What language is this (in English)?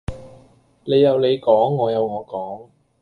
Cantonese